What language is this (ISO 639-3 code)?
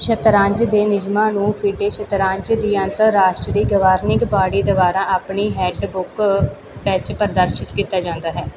pan